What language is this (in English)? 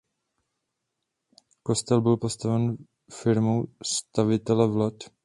Czech